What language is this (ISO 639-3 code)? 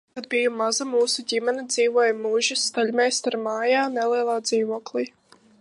lav